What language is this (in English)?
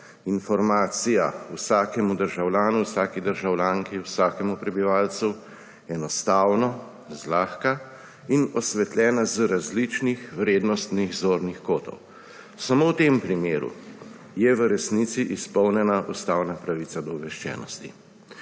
Slovenian